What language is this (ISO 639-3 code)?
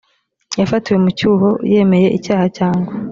kin